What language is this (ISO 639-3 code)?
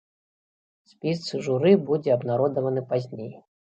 bel